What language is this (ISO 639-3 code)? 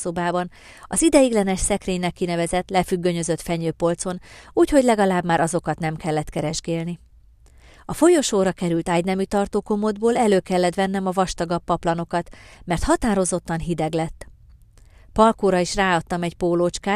hun